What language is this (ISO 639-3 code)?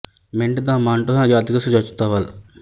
pan